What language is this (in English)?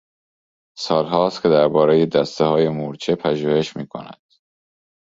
Persian